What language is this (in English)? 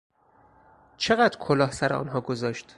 Persian